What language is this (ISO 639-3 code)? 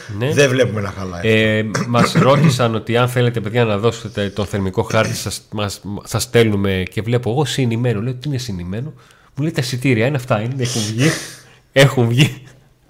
ell